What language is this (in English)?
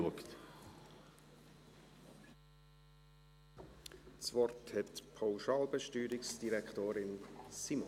Swiss German